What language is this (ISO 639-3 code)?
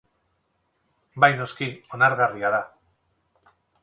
eus